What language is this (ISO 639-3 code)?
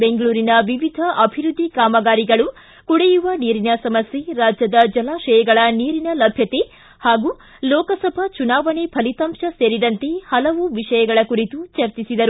kan